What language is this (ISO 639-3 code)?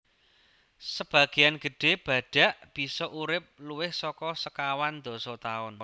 jav